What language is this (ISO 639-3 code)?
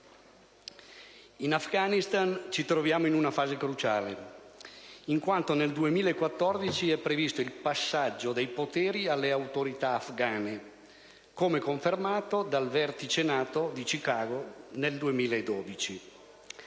ita